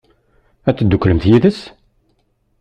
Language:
Kabyle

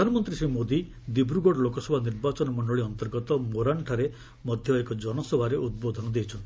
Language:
Odia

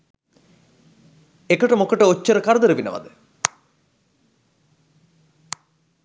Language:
Sinhala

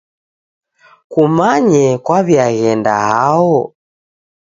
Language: Taita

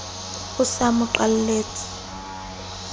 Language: Southern Sotho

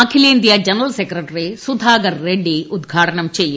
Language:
Malayalam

